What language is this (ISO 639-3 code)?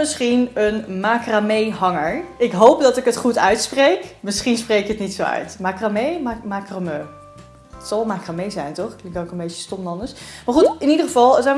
nld